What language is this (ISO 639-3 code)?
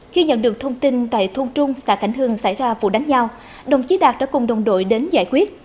vie